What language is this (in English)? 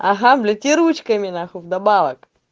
Russian